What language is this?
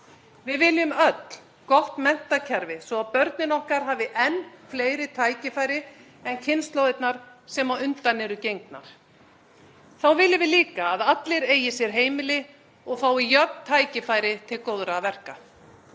Icelandic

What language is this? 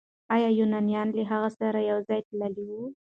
Pashto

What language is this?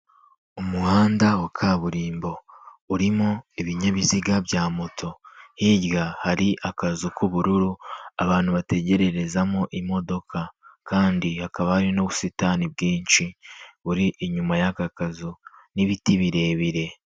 Kinyarwanda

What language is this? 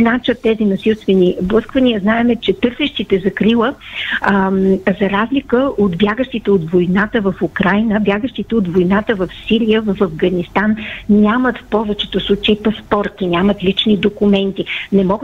Bulgarian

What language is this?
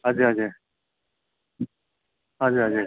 Nepali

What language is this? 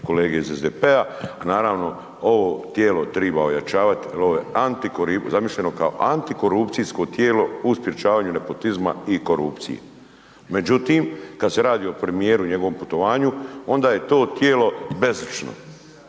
Croatian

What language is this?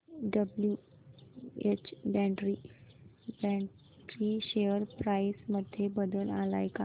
Marathi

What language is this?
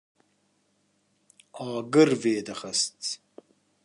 Kurdish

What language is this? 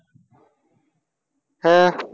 Tamil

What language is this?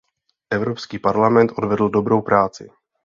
Czech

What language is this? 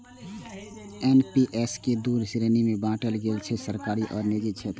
Maithili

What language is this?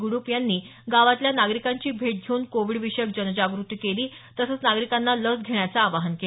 Marathi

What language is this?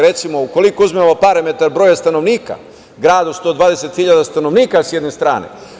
Serbian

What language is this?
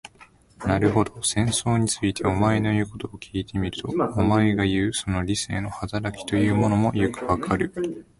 Japanese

